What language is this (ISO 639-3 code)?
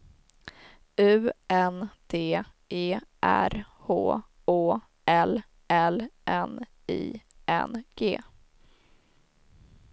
swe